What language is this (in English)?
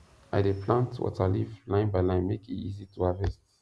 Nigerian Pidgin